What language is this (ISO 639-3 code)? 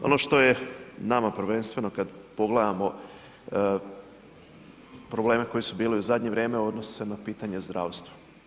hrv